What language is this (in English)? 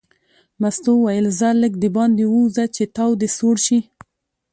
Pashto